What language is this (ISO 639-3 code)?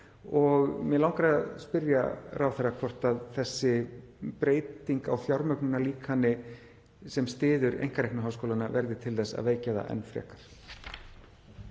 isl